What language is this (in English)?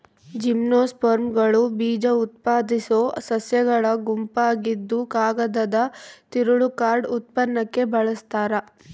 Kannada